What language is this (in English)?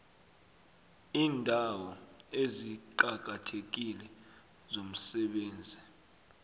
South Ndebele